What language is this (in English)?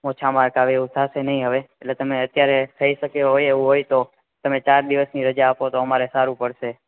Gujarati